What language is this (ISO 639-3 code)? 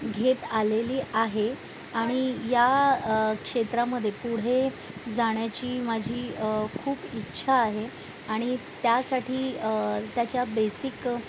mar